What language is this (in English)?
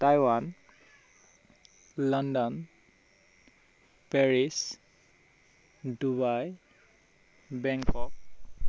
Assamese